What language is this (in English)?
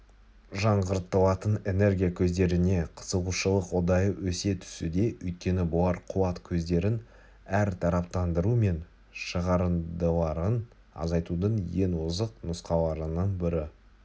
Kazakh